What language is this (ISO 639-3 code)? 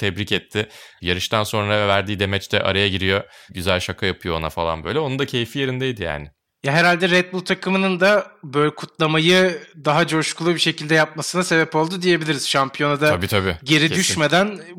tur